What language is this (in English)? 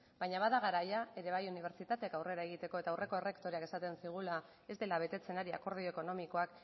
Basque